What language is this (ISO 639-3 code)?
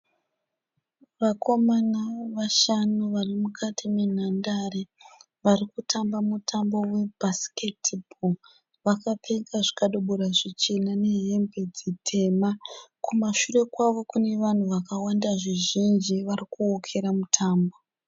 sna